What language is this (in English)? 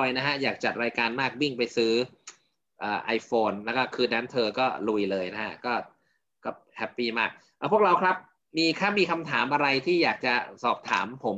Thai